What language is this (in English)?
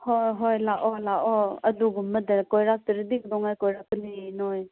Manipuri